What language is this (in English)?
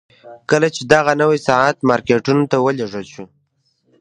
Pashto